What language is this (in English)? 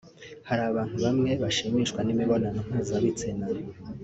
Kinyarwanda